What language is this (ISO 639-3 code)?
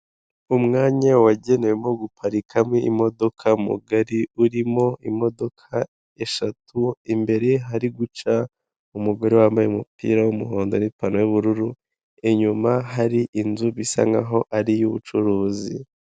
kin